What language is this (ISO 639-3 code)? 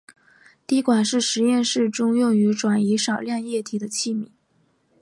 zho